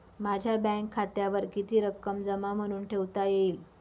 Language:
Marathi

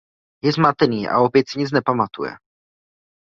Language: Czech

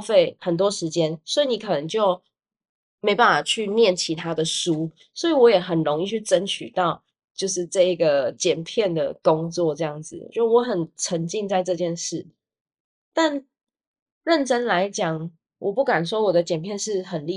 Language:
Chinese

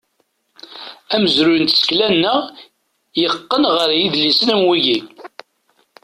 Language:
Kabyle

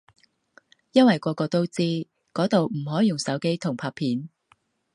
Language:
Cantonese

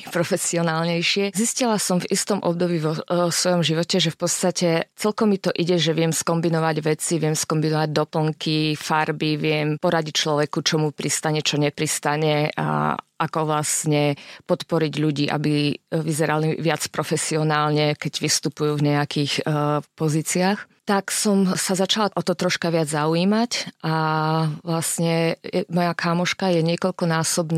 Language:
Slovak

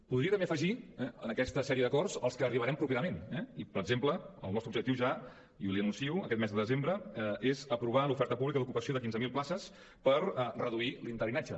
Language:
Catalan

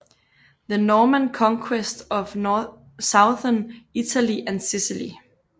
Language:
Danish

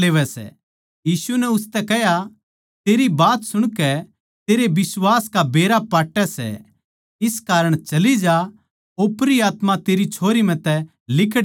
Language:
Haryanvi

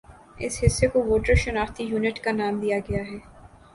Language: Urdu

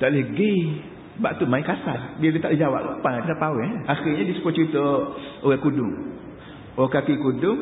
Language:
Malay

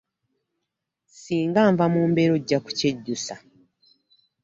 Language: Ganda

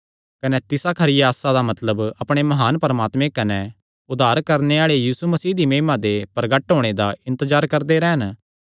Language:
Kangri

